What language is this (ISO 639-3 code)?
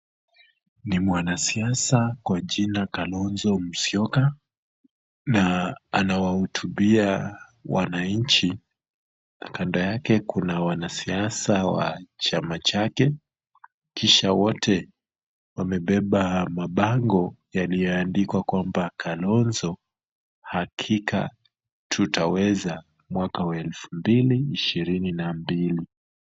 swa